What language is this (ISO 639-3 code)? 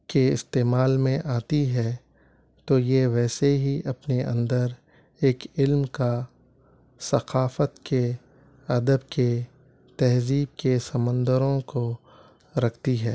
urd